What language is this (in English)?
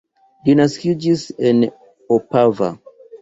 Esperanto